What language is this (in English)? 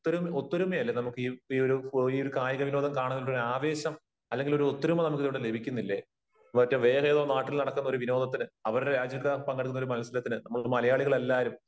Malayalam